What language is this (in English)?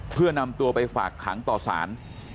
Thai